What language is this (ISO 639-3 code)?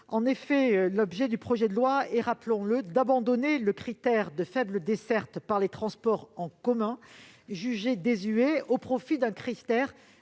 fra